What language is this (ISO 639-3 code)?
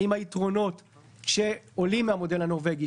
heb